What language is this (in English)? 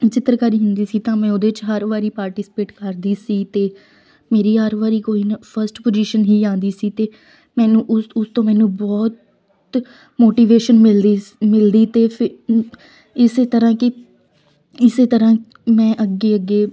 Punjabi